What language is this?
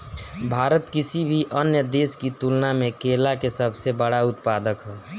Bhojpuri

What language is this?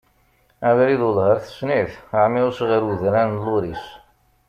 Kabyle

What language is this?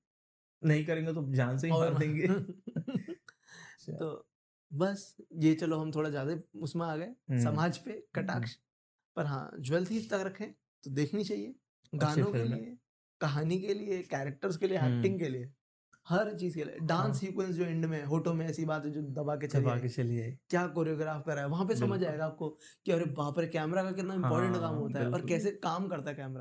Hindi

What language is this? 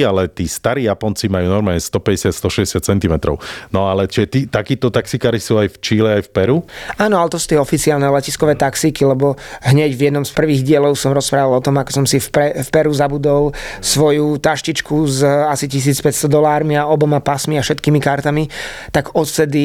Slovak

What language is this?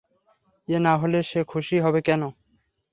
Bangla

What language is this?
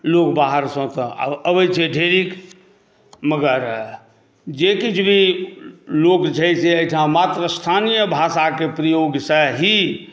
Maithili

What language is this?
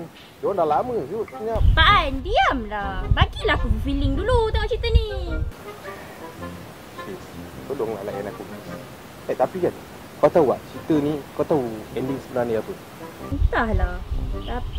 Malay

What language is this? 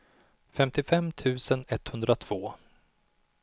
Swedish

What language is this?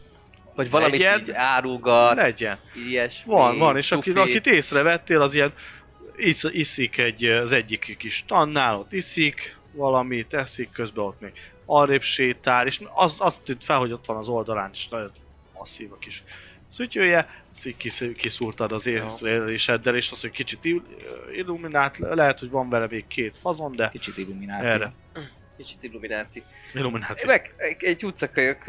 Hungarian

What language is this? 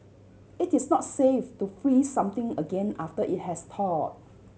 English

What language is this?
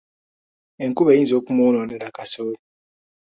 Ganda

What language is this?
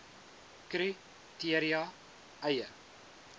Afrikaans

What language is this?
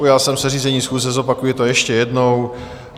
Czech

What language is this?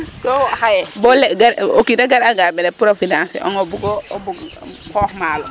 Serer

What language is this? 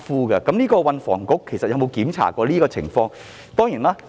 Cantonese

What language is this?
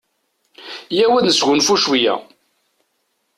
Kabyle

